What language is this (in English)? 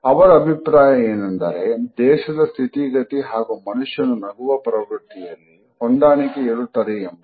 Kannada